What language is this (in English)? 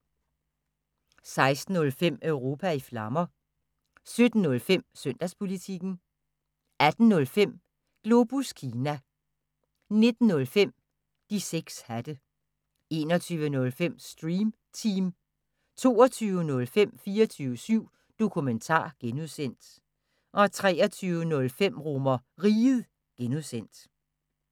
Danish